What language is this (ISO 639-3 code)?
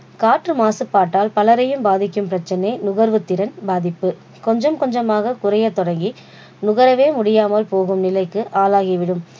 tam